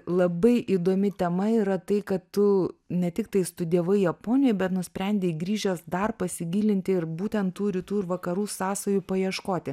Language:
Lithuanian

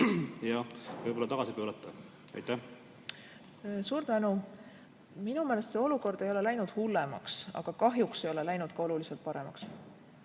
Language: Estonian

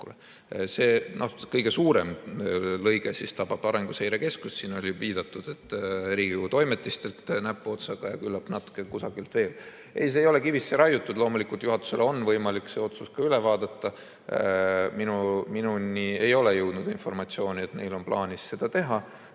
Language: Estonian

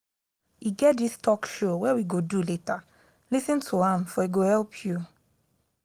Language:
Nigerian Pidgin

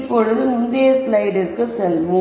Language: Tamil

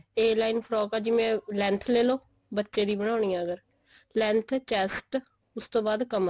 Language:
Punjabi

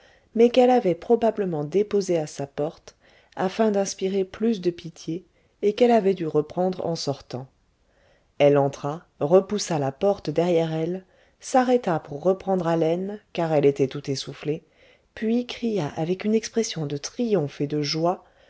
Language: French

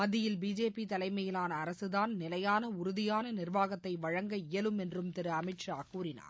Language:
Tamil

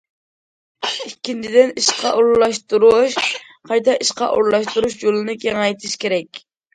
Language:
Uyghur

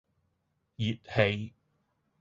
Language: Cantonese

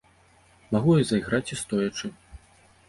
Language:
Belarusian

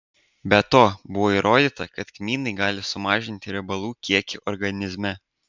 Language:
Lithuanian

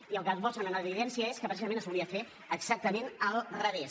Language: Catalan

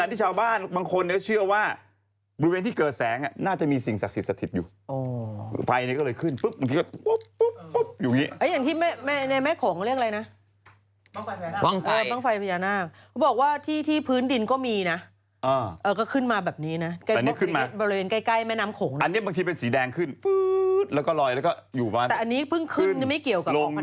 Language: Thai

